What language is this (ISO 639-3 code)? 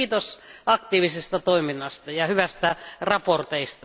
fin